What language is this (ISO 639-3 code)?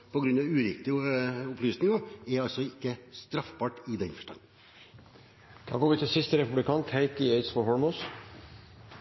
nob